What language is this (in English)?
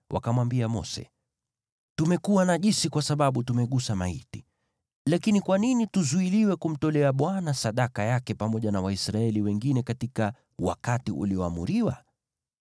Swahili